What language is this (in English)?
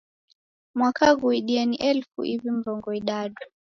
Taita